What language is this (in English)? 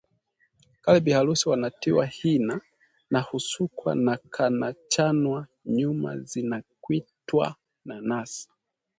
Swahili